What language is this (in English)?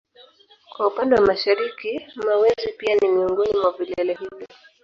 Swahili